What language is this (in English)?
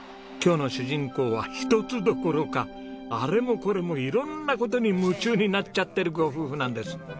Japanese